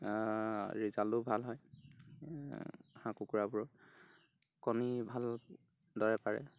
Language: Assamese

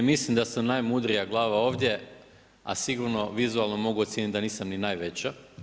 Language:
Croatian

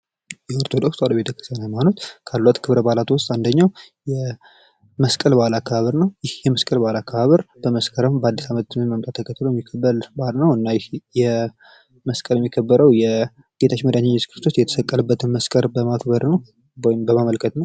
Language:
Amharic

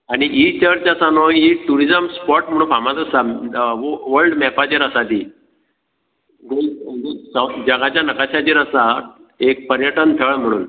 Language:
Konkani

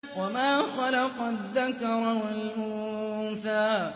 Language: Arabic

